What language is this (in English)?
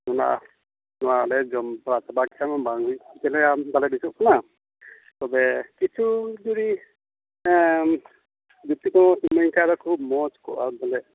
Santali